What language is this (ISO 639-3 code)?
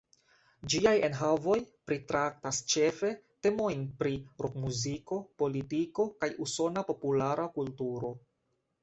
epo